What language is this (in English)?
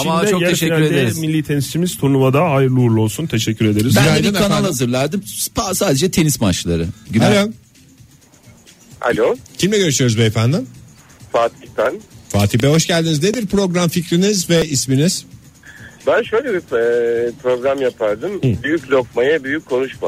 Turkish